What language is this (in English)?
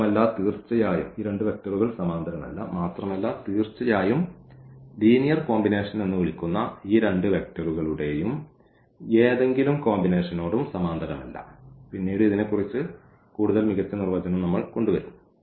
Malayalam